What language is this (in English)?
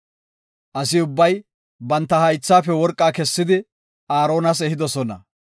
Gofa